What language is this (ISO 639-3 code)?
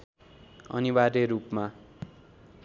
nep